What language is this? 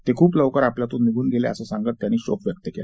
Marathi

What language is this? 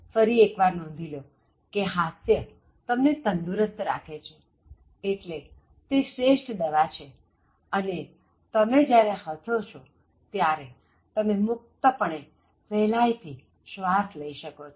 Gujarati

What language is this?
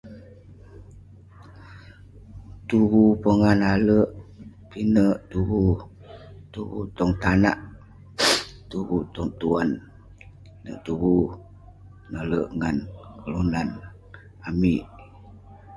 Western Penan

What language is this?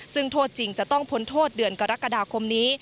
Thai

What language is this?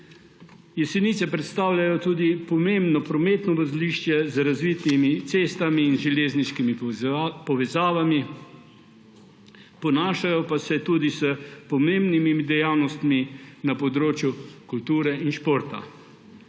Slovenian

